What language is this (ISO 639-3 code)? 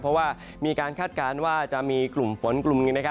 tha